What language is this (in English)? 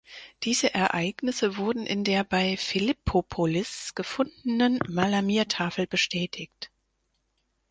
German